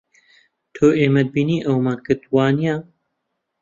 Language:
Central Kurdish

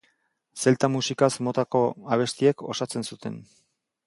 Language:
Basque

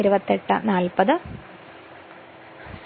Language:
Malayalam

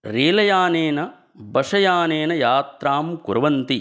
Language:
Sanskrit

